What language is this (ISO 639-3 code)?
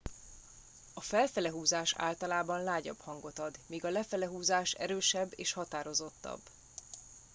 hun